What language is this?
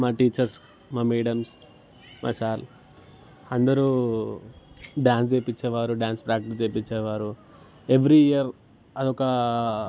Telugu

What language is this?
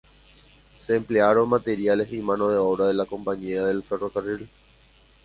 Spanish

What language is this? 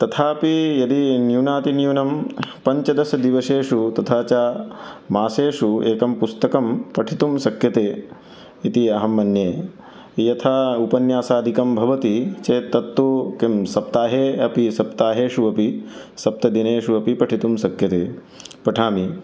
Sanskrit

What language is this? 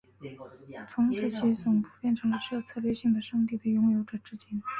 Chinese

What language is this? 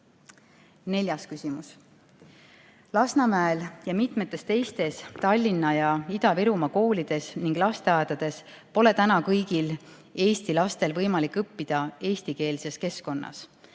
Estonian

